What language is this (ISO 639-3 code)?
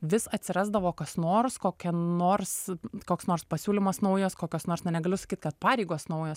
lit